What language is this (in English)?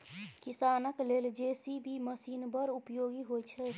Maithili